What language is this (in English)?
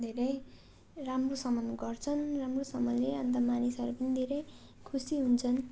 Nepali